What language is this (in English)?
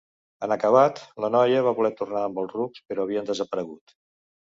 Catalan